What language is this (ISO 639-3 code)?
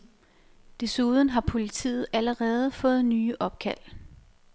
dan